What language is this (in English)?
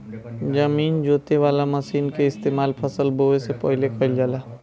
Bhojpuri